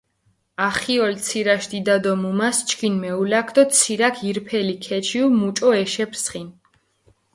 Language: Mingrelian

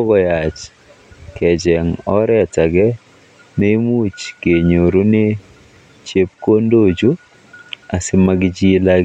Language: Kalenjin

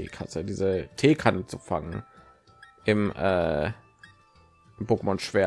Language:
German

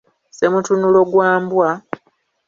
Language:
Ganda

